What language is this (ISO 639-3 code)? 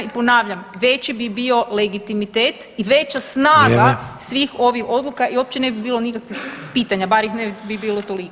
hrv